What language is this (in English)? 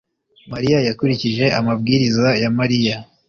Kinyarwanda